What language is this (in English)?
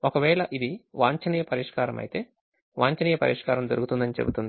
Telugu